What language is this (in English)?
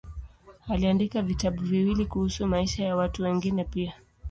Swahili